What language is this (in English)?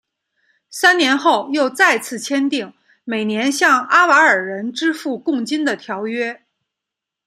Chinese